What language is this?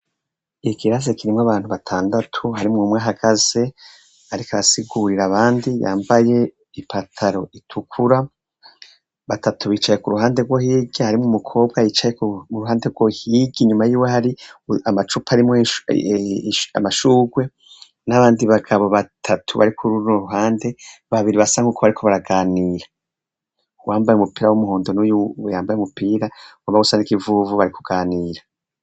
Rundi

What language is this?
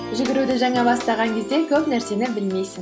Kazakh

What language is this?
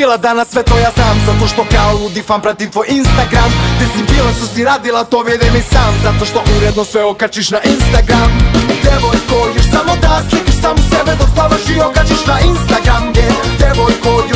Bulgarian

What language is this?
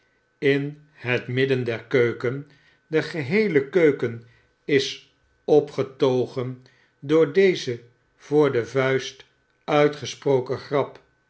Dutch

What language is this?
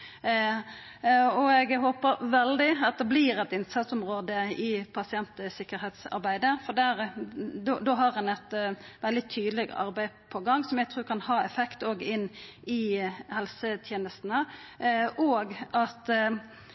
Norwegian Nynorsk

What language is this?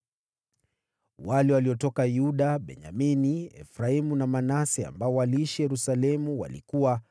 Swahili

